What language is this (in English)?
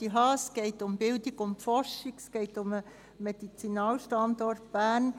Swiss German